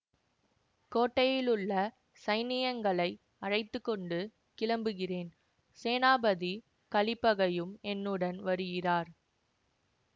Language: Tamil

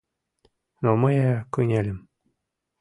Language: Mari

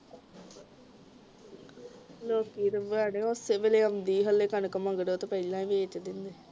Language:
Punjabi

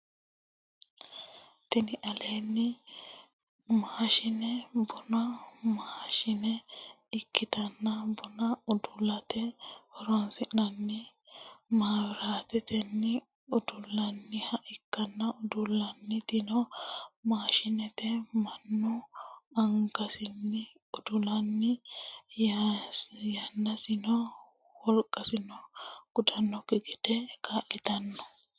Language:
Sidamo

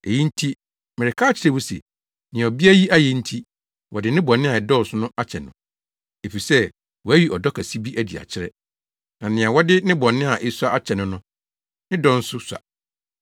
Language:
Akan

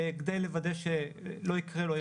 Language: Hebrew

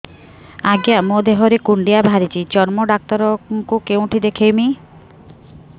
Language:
Odia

